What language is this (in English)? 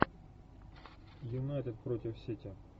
Russian